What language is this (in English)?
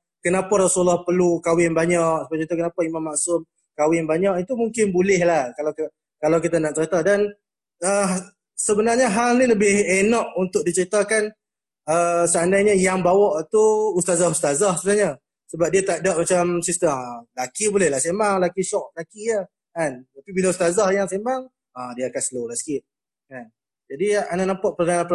Malay